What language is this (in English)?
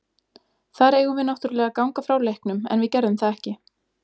Icelandic